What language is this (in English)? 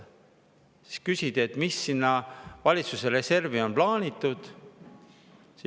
Estonian